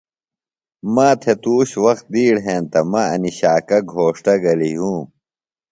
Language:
Phalura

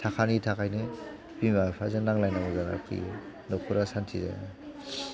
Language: Bodo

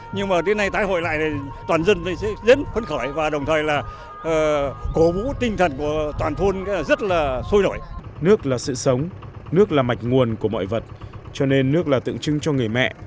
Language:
Vietnamese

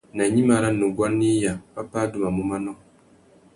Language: Tuki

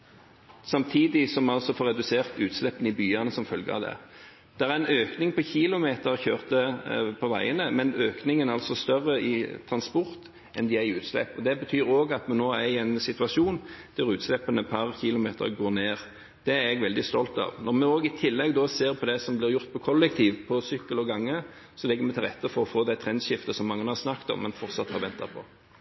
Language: Norwegian Bokmål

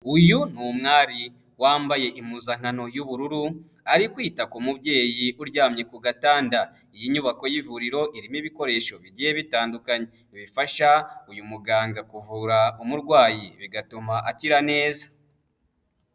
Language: Kinyarwanda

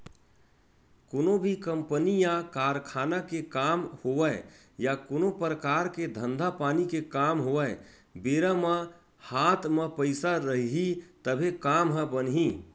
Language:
Chhattisgarhi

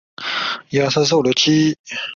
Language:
Chinese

